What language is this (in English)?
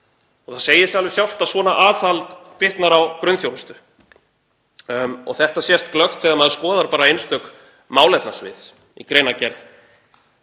Icelandic